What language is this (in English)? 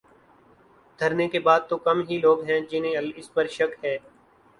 Urdu